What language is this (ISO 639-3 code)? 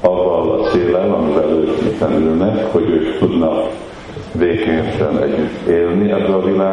hun